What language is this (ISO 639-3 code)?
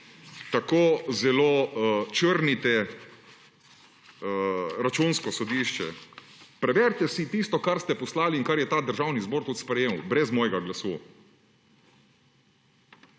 slv